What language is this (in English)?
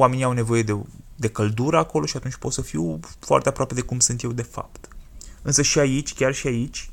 Romanian